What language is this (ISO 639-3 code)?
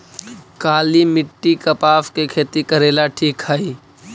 mag